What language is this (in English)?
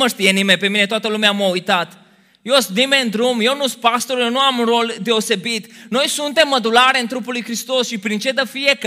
Romanian